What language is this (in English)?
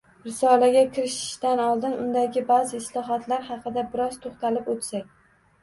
Uzbek